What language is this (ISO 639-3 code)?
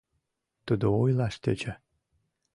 chm